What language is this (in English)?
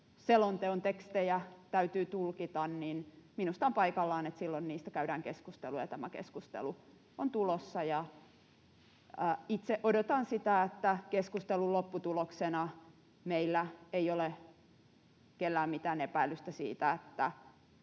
Finnish